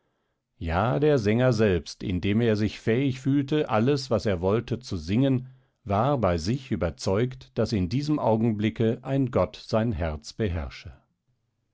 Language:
German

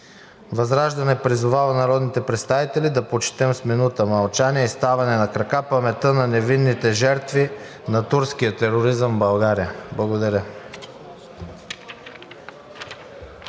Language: Bulgarian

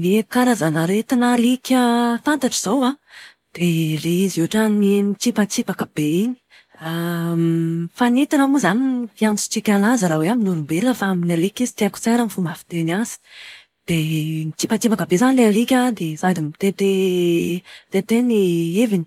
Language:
Malagasy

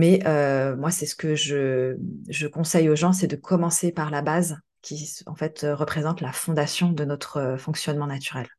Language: French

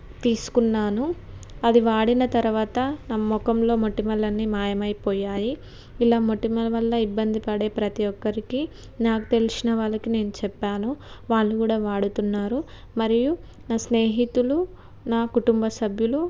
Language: Telugu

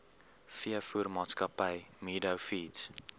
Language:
Afrikaans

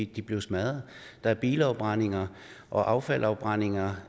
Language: Danish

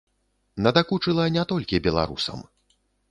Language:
Belarusian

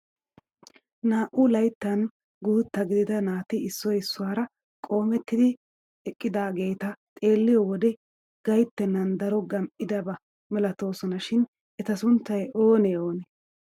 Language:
Wolaytta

